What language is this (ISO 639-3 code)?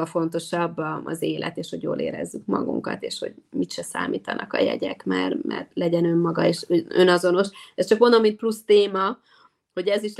hun